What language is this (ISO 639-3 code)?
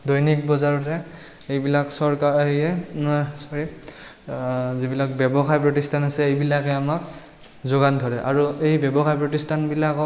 asm